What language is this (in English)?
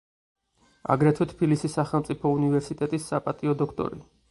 Georgian